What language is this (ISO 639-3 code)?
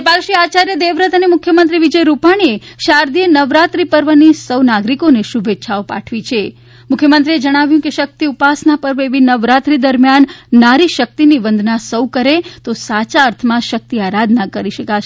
guj